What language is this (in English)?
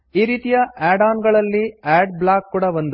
Kannada